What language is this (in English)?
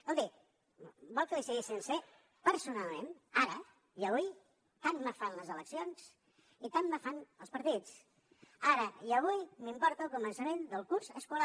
Catalan